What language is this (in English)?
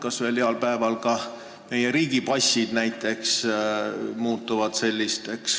Estonian